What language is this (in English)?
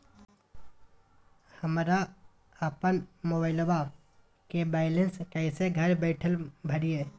Magahi